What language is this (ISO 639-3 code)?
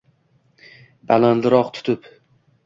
uzb